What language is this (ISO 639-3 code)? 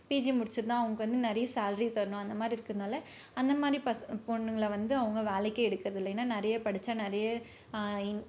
tam